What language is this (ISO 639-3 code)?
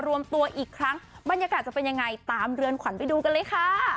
tha